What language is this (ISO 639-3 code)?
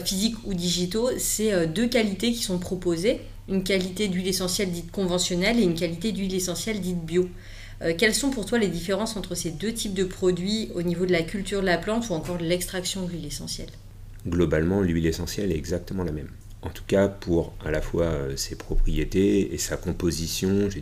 fra